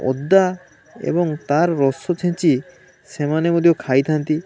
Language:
Odia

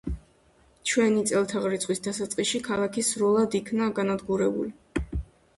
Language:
Georgian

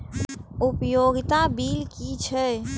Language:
Maithili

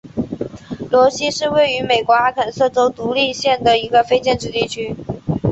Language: Chinese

